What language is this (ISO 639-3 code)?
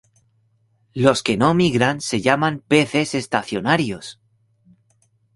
spa